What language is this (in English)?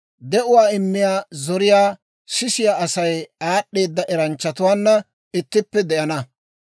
Dawro